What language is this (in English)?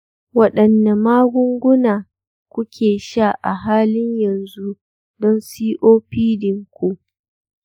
Hausa